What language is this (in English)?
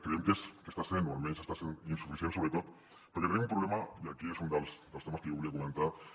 Catalan